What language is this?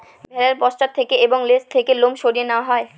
Bangla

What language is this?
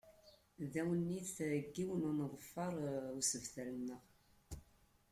Kabyle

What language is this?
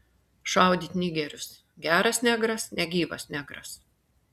Lithuanian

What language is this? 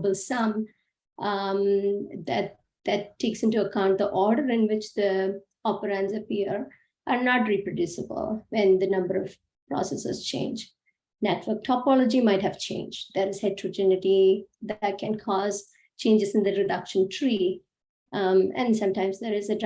English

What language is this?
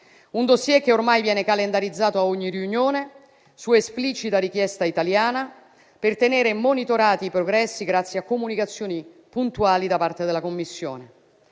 Italian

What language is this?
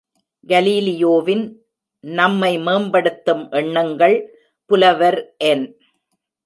Tamil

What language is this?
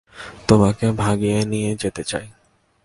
Bangla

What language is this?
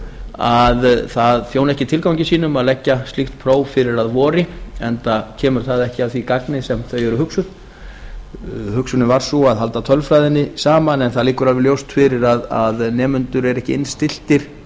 Icelandic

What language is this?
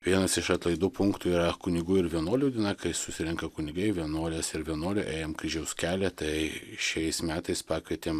Lithuanian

